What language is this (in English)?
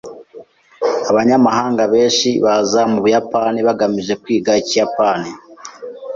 Kinyarwanda